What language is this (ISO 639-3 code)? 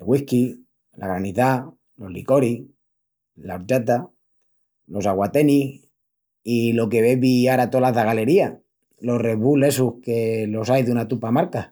ext